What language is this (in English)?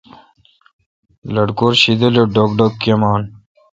Kalkoti